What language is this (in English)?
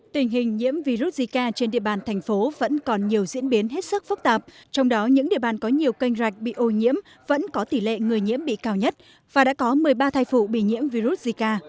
Vietnamese